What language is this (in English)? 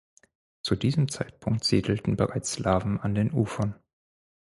German